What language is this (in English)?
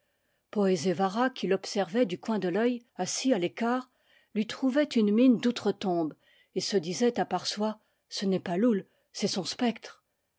French